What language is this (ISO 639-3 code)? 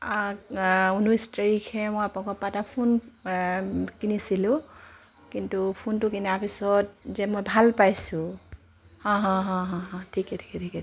asm